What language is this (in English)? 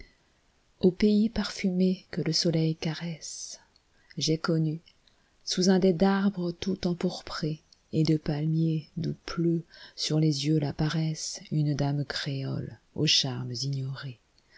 French